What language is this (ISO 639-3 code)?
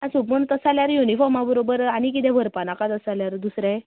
kok